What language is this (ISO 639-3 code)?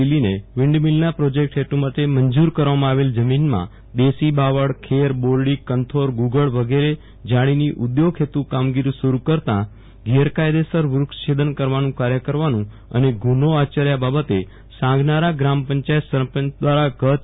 guj